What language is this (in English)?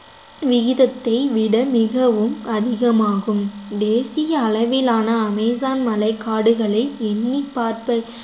Tamil